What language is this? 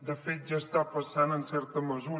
Catalan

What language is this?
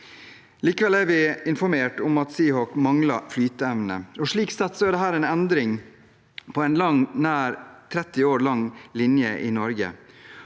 Norwegian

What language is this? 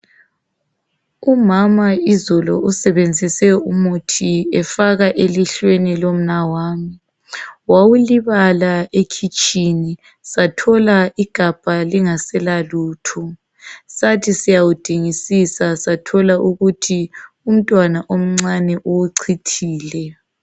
North Ndebele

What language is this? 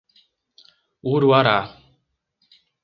Portuguese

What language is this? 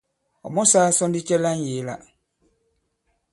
Bankon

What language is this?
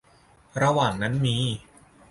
Thai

